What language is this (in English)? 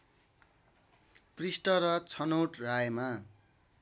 Nepali